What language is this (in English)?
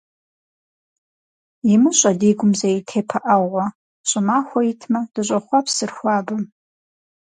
Kabardian